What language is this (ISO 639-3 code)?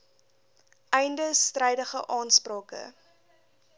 afr